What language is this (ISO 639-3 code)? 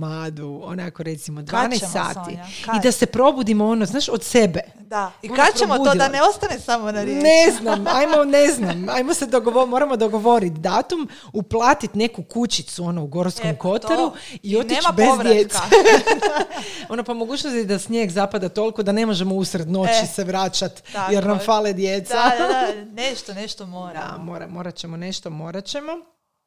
hrv